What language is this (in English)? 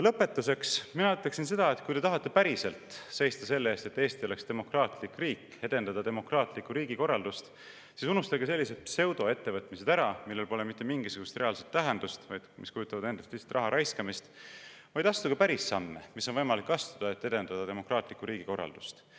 Estonian